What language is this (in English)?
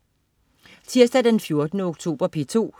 Danish